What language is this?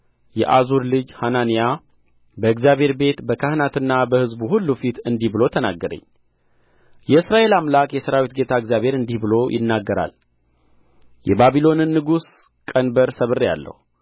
Amharic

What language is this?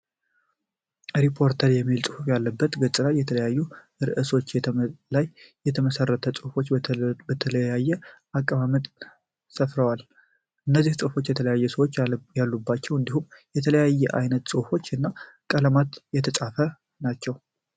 Amharic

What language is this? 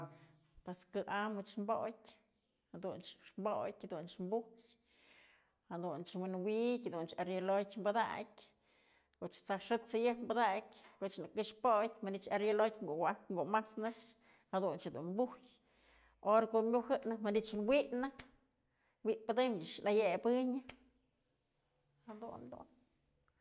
Mazatlán Mixe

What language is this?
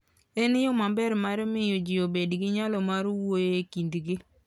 Luo (Kenya and Tanzania)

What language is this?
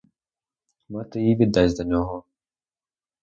Ukrainian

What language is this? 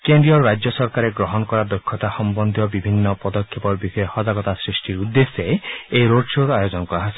Assamese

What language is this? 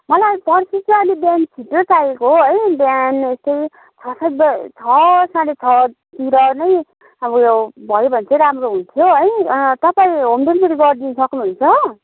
Nepali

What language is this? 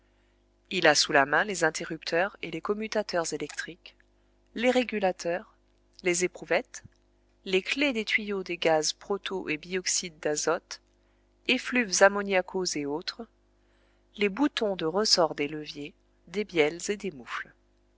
French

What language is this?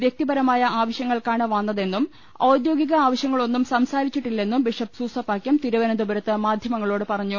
Malayalam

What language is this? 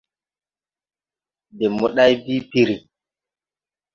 Tupuri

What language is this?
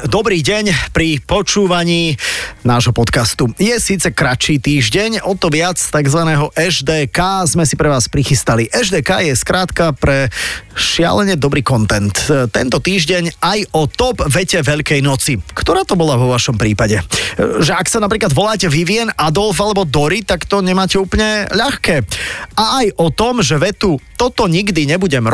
Slovak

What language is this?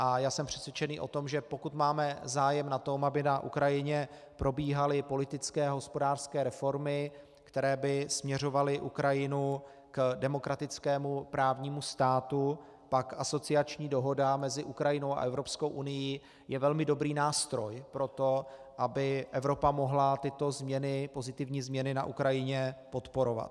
Czech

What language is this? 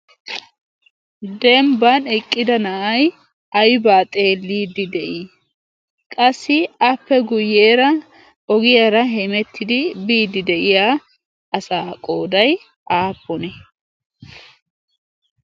Wolaytta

